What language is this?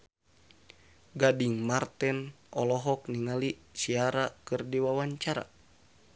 Sundanese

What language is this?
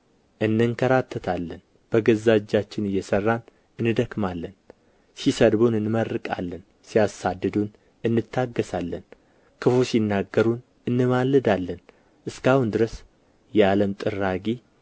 Amharic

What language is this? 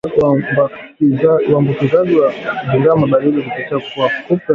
Swahili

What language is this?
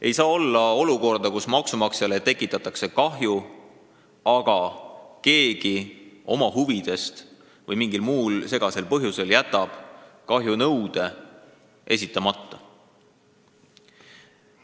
Estonian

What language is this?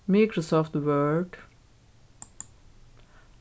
Faroese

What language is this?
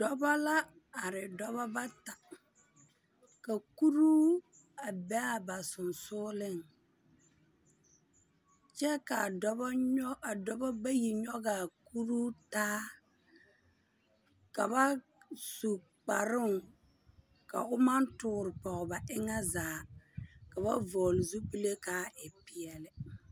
Southern Dagaare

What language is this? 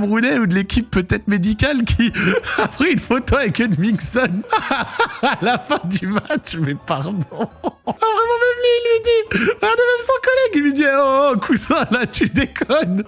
French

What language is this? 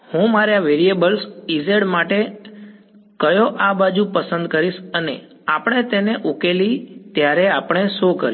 Gujarati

